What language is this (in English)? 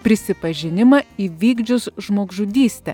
Lithuanian